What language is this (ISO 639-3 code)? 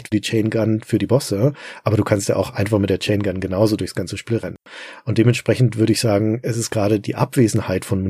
deu